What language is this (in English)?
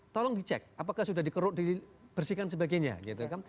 Indonesian